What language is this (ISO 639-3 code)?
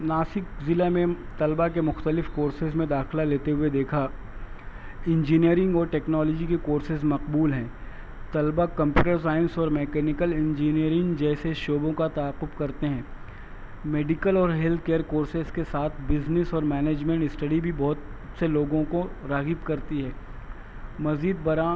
urd